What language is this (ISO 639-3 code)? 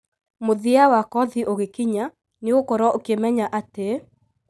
kik